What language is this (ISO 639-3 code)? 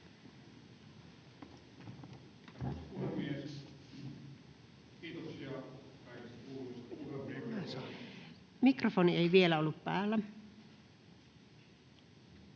fin